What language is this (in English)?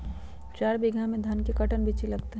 Magahi